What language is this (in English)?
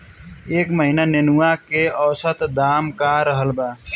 Bhojpuri